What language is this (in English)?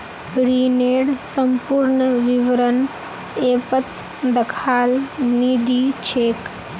Magahi